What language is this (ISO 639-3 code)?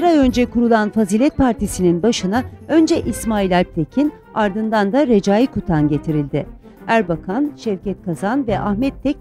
tur